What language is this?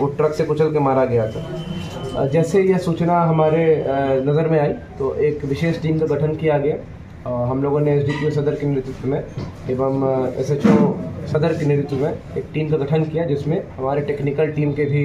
Hindi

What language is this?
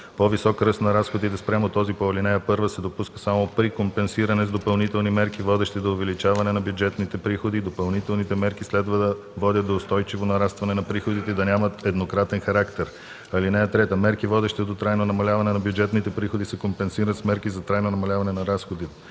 Bulgarian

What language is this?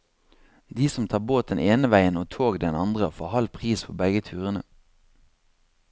Norwegian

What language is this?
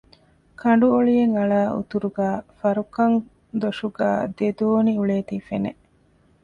Divehi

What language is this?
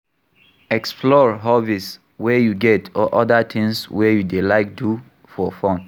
Nigerian Pidgin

